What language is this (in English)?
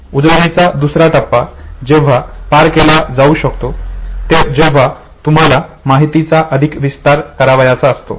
Marathi